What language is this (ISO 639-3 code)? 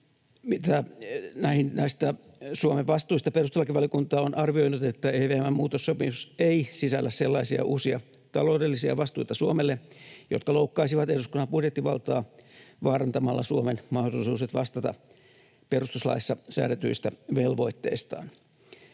fin